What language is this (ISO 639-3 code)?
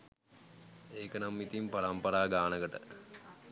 sin